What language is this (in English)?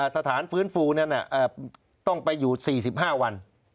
Thai